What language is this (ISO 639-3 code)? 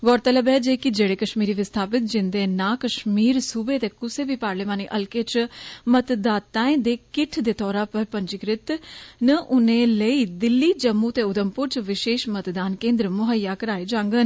doi